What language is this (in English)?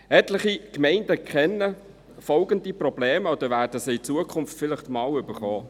Swiss German